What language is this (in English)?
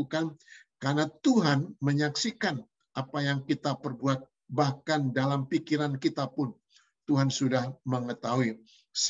Indonesian